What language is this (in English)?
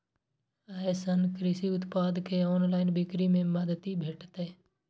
Maithili